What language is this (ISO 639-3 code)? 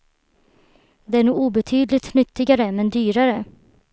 swe